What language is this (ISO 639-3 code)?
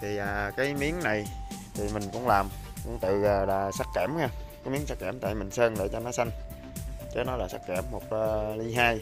vie